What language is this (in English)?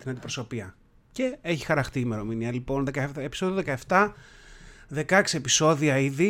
Greek